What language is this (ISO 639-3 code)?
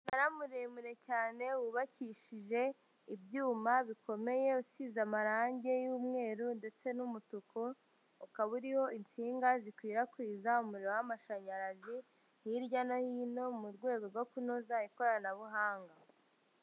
kin